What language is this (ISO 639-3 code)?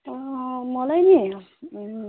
nep